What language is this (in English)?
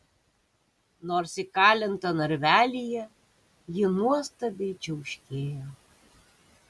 Lithuanian